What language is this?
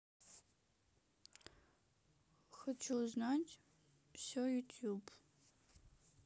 Russian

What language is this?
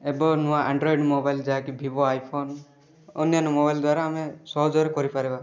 Odia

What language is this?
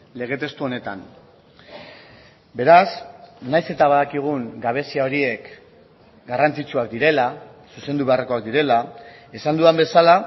Basque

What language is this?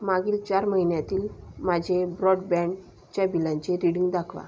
Marathi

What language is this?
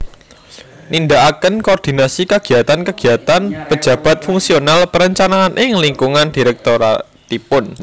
Javanese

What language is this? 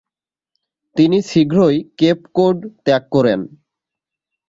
Bangla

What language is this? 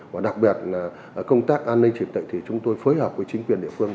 Vietnamese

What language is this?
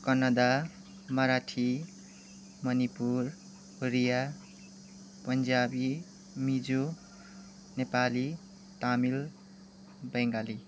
Nepali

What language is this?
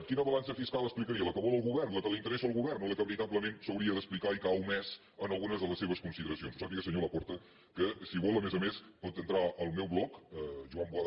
Catalan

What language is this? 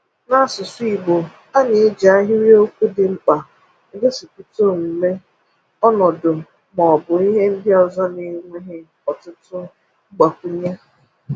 Igbo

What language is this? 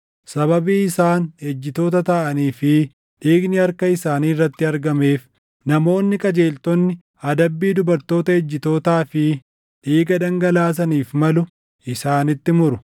Oromo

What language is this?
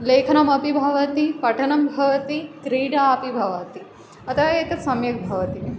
Sanskrit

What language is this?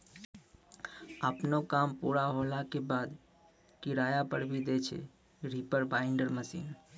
Maithili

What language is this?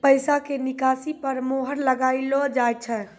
Maithili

